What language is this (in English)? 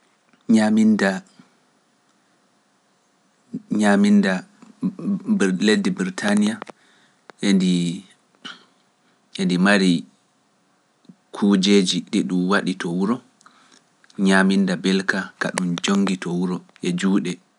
Pular